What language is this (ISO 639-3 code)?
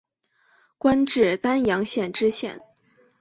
zho